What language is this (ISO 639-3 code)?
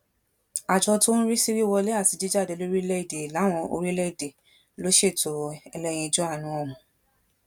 yor